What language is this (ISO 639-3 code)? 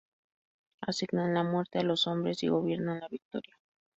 spa